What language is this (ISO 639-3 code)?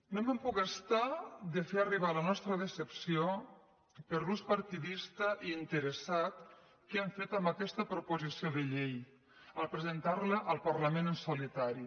cat